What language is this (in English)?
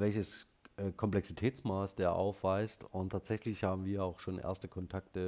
German